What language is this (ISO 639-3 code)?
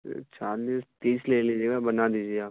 urd